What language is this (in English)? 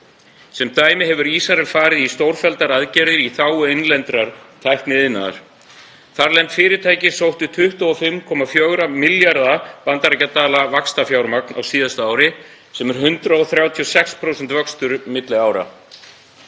Icelandic